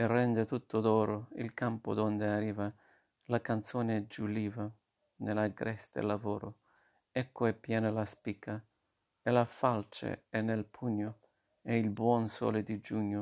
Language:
Italian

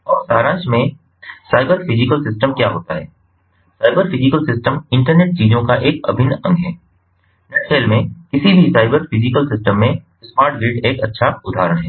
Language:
Hindi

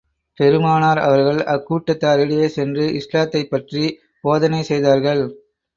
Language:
Tamil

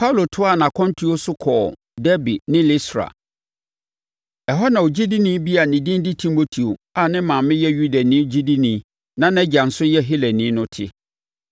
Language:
Akan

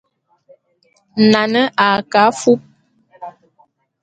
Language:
Bulu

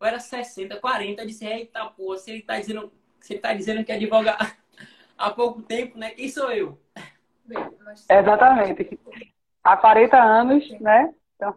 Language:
Portuguese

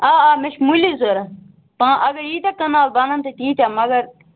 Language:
Kashmiri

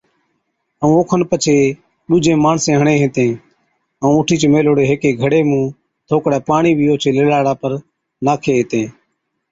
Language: Od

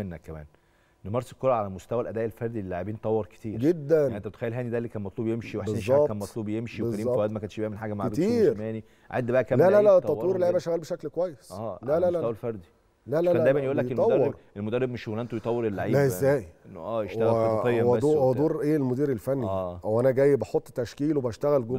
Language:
Arabic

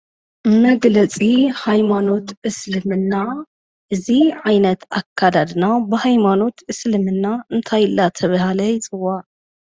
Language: Tigrinya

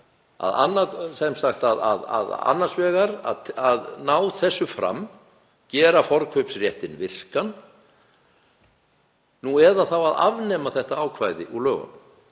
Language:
Icelandic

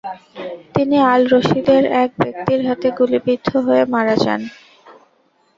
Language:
Bangla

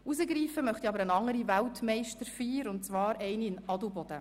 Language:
Swiss German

